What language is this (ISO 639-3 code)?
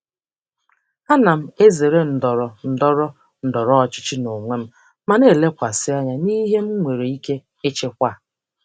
ibo